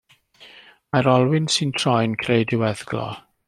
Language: Welsh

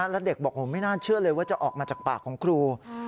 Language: Thai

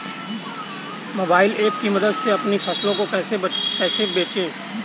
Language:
Hindi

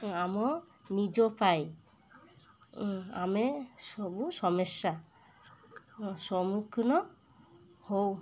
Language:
Odia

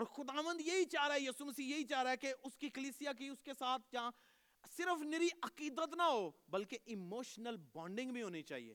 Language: Urdu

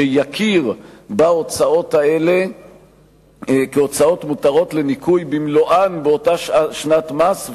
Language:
Hebrew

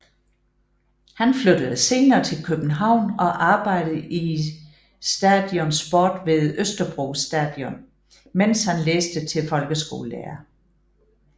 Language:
Danish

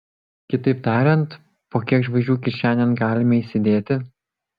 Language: Lithuanian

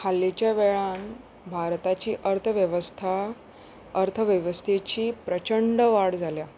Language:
Konkani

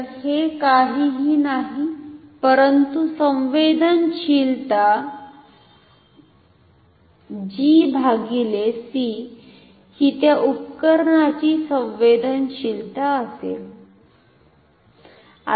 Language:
Marathi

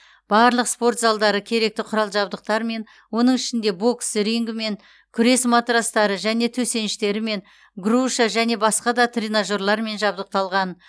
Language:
Kazakh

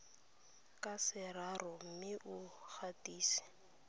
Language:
Tswana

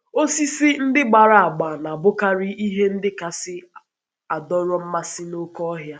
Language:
Igbo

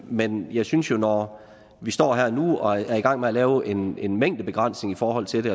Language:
Danish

